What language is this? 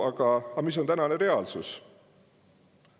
Estonian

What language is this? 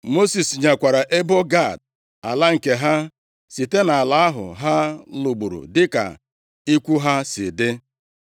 Igbo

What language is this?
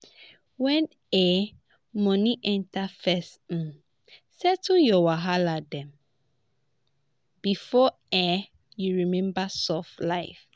Nigerian Pidgin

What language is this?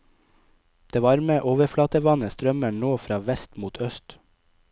Norwegian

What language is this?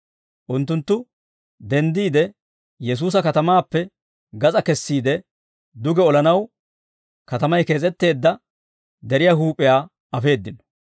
Dawro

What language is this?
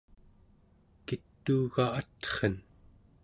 Central Yupik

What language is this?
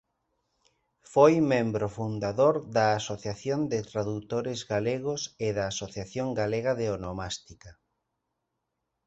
Galician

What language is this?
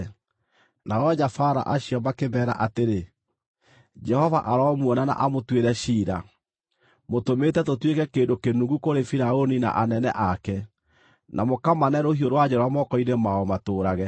Kikuyu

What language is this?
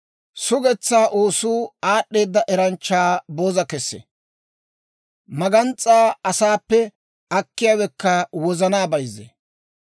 Dawro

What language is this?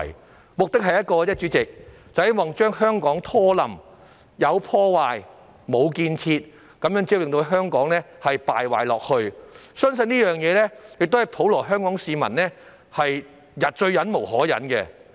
Cantonese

